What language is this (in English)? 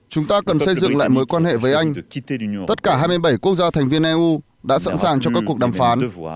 Vietnamese